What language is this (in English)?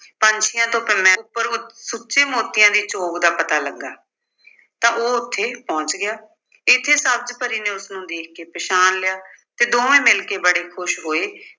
Punjabi